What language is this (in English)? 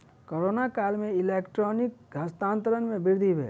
Maithili